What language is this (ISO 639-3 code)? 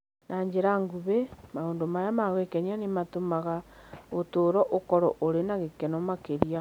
kik